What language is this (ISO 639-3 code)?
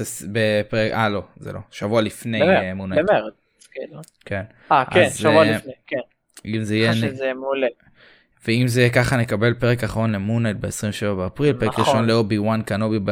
heb